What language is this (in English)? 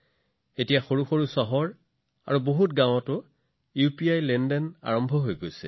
Assamese